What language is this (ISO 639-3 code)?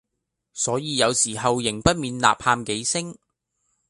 yue